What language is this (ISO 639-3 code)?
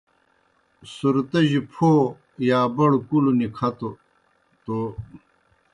plk